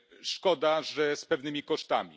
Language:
Polish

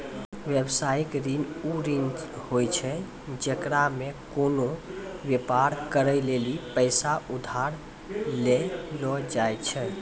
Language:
Maithili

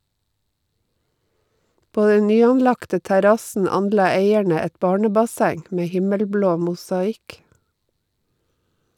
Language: Norwegian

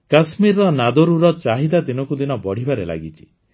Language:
Odia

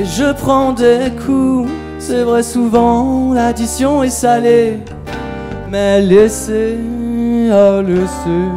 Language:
French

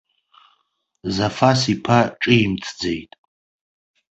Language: Abkhazian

